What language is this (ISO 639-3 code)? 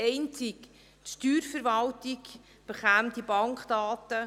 gsw